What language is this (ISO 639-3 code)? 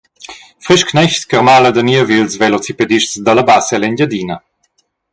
roh